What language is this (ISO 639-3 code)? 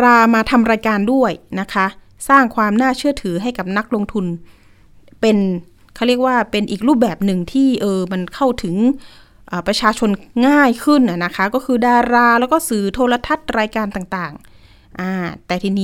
tha